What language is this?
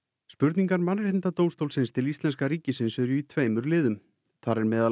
Icelandic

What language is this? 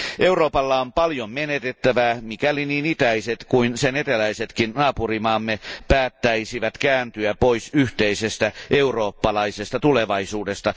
Finnish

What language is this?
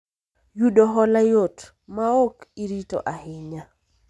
Luo (Kenya and Tanzania)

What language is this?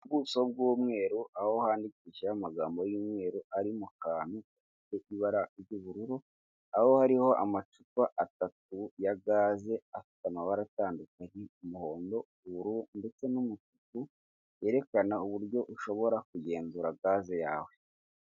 Kinyarwanda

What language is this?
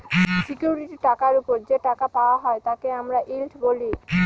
Bangla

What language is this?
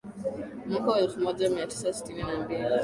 Swahili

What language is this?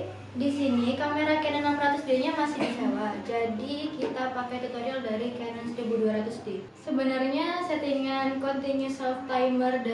Indonesian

